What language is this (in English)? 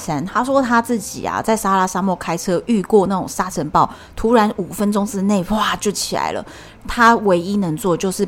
Chinese